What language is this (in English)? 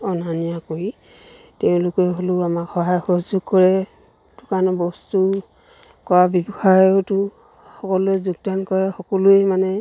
Assamese